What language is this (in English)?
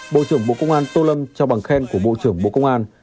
Vietnamese